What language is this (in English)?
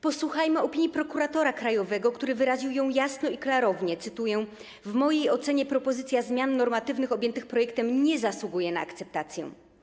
Polish